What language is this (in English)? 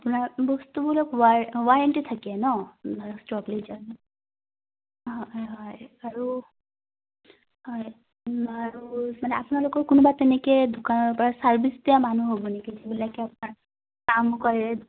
Assamese